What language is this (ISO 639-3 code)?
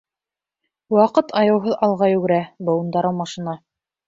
bak